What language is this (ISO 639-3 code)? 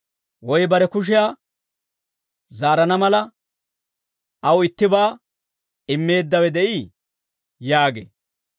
dwr